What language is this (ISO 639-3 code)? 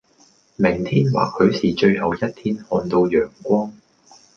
yue